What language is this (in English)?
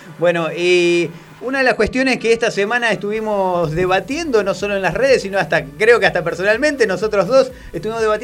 Spanish